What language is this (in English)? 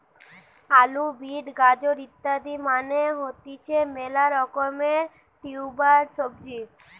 Bangla